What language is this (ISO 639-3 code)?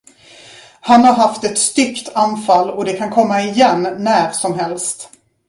swe